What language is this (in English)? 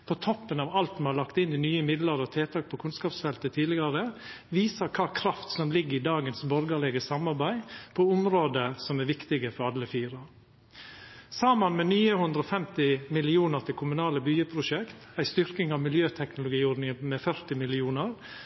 Norwegian Nynorsk